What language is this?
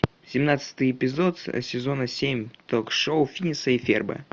Russian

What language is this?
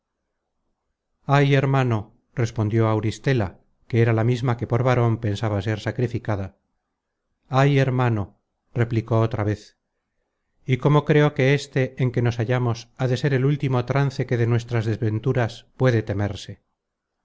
Spanish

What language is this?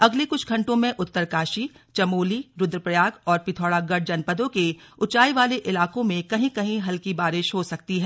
Hindi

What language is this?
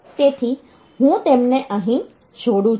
Gujarati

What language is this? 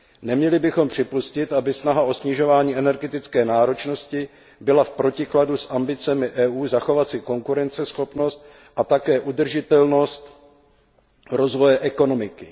Czech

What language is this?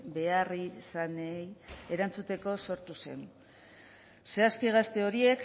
Basque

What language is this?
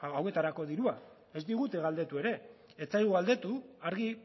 Basque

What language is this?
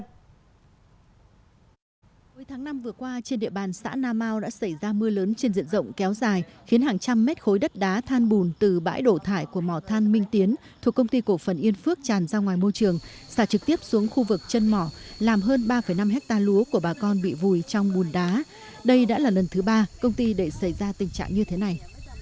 Vietnamese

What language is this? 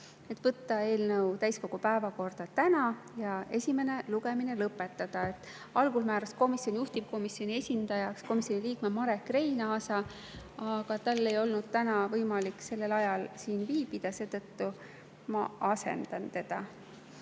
Estonian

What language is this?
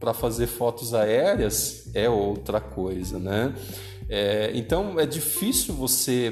Portuguese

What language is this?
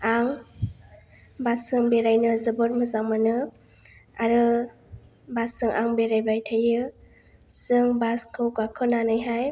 Bodo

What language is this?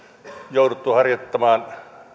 Finnish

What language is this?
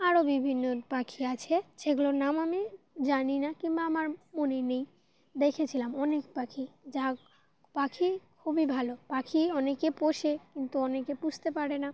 Bangla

